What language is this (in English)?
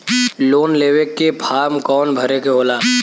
Bhojpuri